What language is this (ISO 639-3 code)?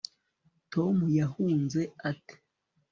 kin